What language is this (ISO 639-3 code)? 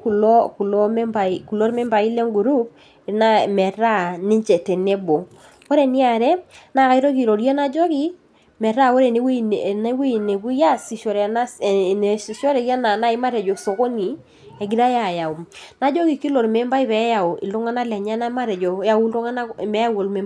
mas